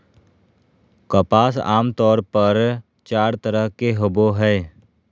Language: Magahi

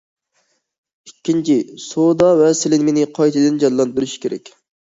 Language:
Uyghur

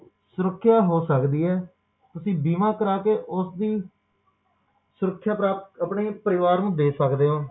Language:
Punjabi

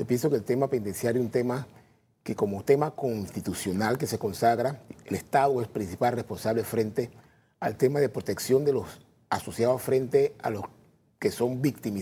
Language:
Spanish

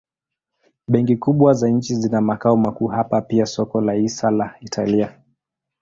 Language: Swahili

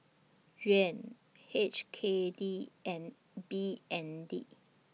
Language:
English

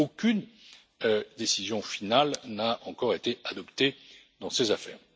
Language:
French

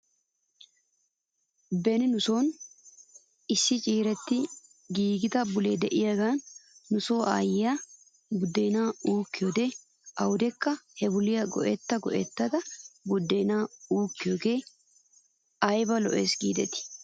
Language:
Wolaytta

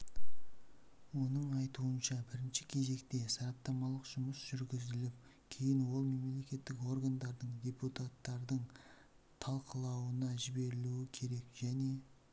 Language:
Kazakh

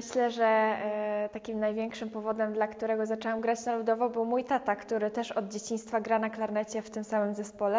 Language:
Polish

